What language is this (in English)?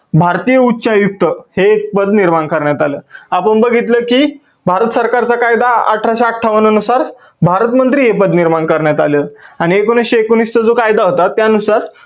Marathi